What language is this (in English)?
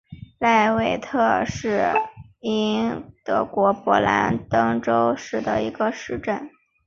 Chinese